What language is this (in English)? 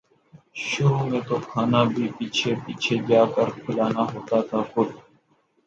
Urdu